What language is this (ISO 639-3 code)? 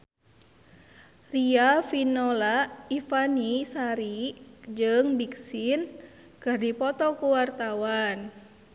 sun